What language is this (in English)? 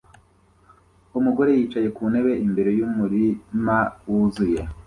Kinyarwanda